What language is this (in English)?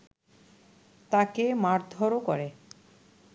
Bangla